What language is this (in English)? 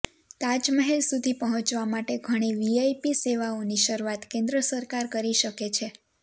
Gujarati